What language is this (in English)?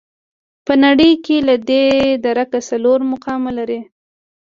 Pashto